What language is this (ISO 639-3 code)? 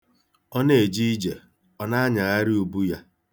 ibo